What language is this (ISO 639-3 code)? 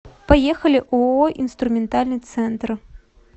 rus